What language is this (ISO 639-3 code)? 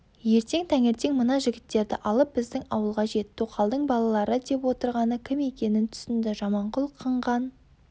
kaz